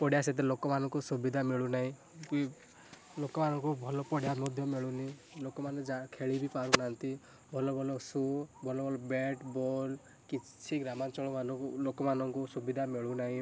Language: Odia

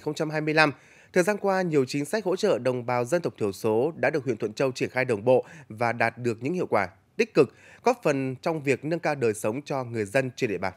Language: Vietnamese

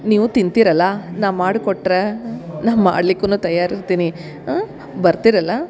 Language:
Kannada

